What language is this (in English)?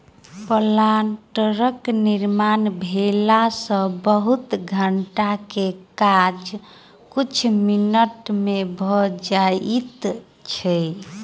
Maithili